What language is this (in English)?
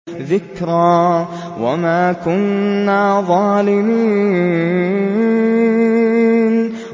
Arabic